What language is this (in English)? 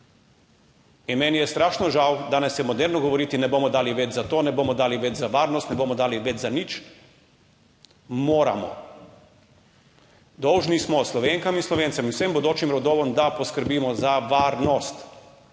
Slovenian